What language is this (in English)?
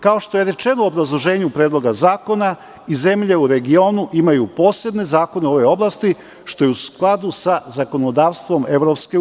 Serbian